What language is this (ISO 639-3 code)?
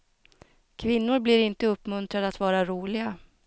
swe